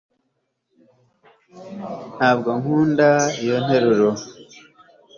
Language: Kinyarwanda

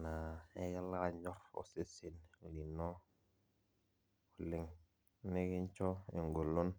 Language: Masai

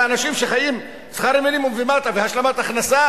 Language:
Hebrew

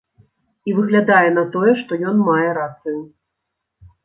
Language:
Belarusian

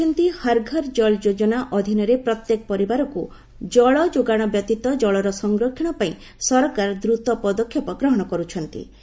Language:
Odia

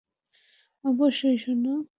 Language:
Bangla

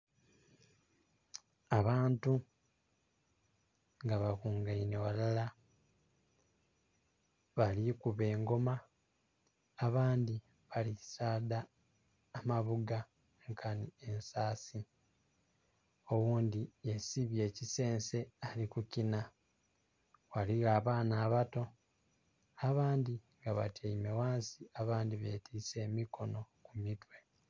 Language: Soga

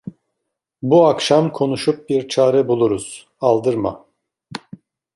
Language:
Turkish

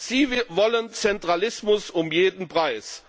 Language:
German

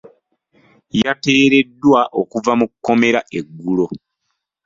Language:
Ganda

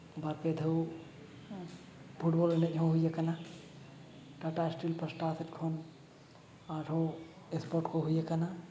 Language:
Santali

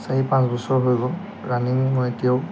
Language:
Assamese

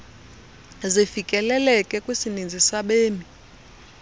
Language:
Xhosa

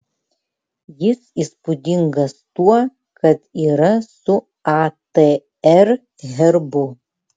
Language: Lithuanian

